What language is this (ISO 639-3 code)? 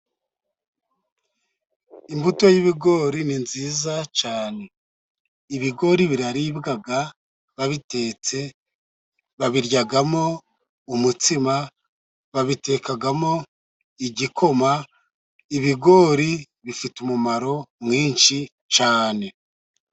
kin